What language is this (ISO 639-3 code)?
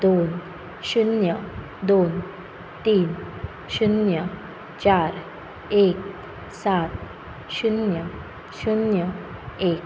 kok